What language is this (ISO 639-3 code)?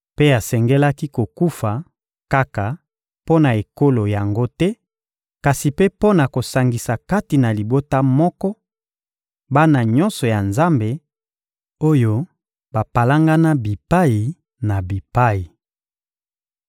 lin